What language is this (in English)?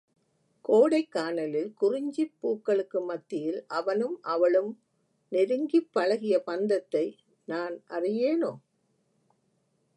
Tamil